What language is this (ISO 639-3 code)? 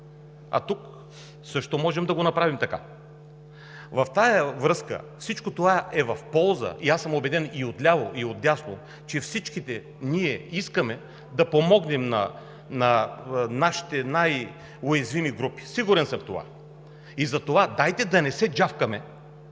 bul